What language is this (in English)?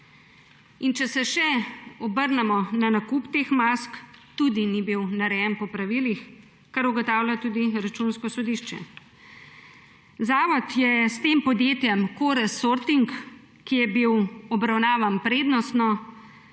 Slovenian